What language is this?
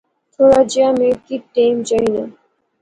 Pahari-Potwari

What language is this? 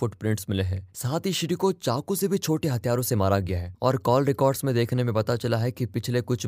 Hindi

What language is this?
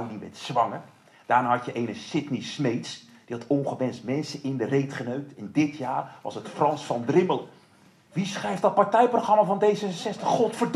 Dutch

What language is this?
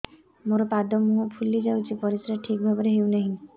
Odia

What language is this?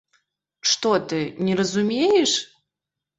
Belarusian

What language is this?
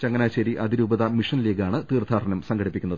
Malayalam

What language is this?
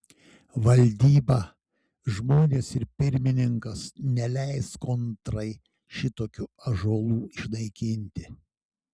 Lithuanian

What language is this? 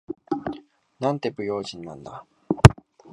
Japanese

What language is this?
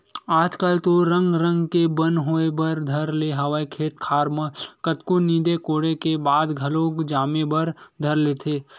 Chhattisgarhi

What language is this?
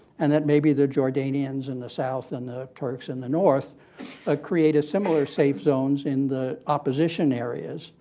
English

